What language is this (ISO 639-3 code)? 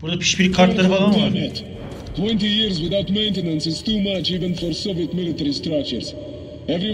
tur